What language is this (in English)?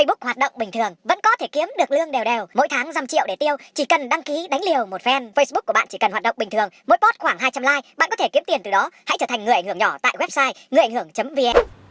Vietnamese